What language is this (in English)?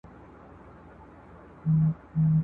Pashto